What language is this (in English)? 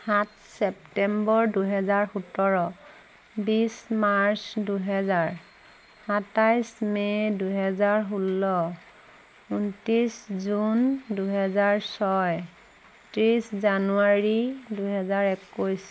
Assamese